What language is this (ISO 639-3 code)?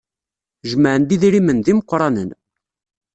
kab